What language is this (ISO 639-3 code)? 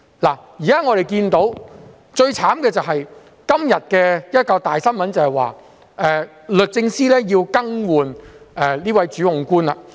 yue